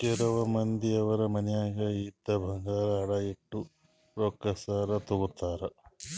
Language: Kannada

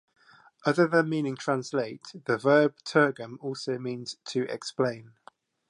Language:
English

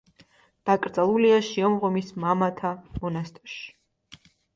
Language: Georgian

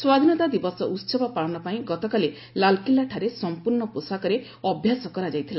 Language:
Odia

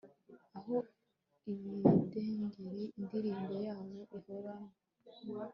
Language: Kinyarwanda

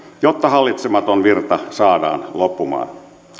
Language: Finnish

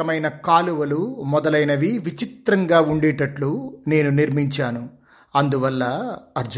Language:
Telugu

